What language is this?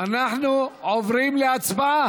Hebrew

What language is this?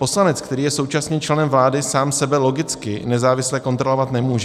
Czech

